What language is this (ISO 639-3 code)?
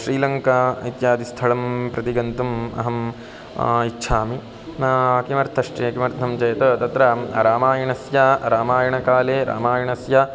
san